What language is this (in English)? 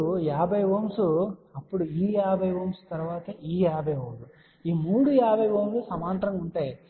Telugu